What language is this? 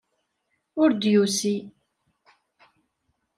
Kabyle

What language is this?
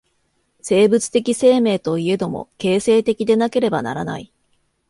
Japanese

